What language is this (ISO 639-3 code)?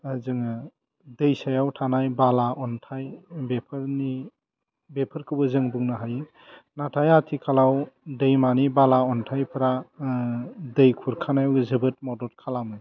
brx